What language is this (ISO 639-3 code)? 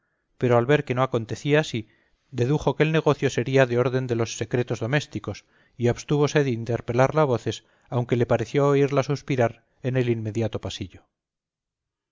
spa